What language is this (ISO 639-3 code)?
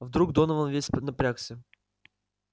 rus